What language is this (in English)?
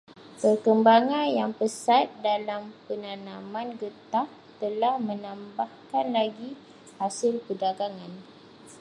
Malay